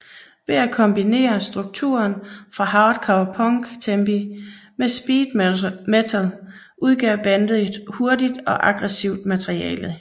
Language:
Danish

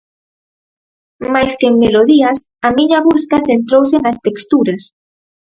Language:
Galician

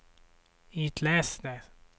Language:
Swedish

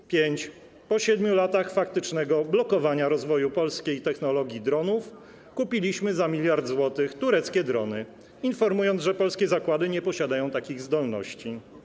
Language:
Polish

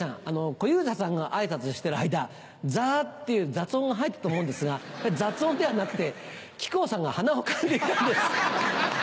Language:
Japanese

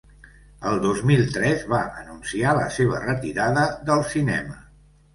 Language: Catalan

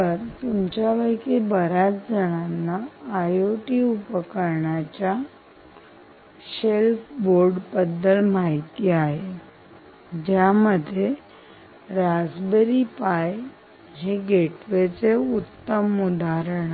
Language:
Marathi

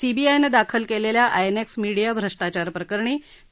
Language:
Marathi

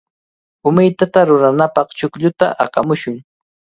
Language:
Cajatambo North Lima Quechua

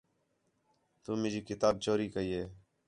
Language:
Khetrani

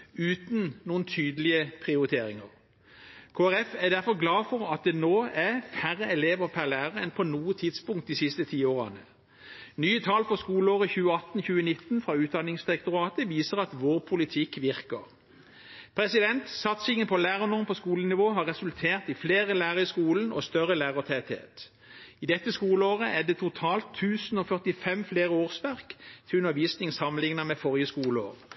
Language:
Norwegian Bokmål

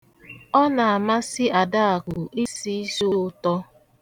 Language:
Igbo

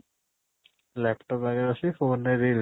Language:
Odia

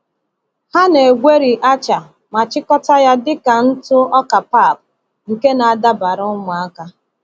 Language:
Igbo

